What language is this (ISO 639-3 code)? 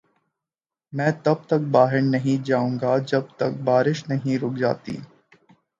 urd